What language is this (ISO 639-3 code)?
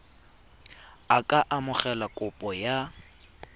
tsn